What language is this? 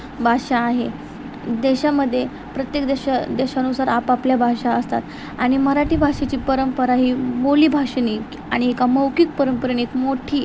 Marathi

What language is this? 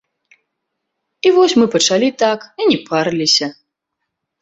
Belarusian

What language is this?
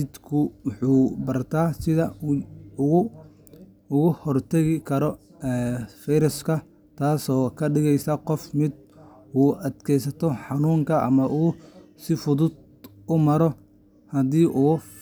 Somali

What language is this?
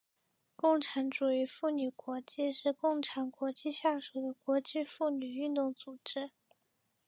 Chinese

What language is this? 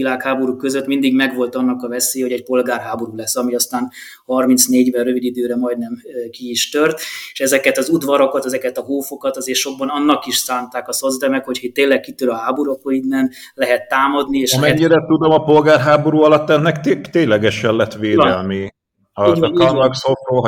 Hungarian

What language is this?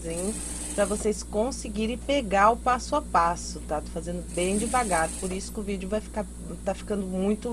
Portuguese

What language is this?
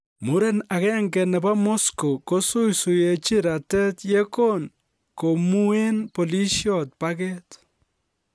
Kalenjin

